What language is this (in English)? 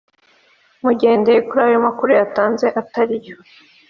Kinyarwanda